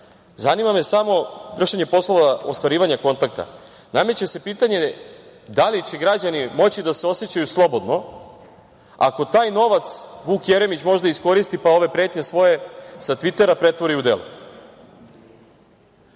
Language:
Serbian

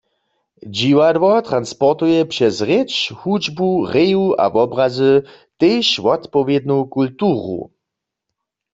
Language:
Upper Sorbian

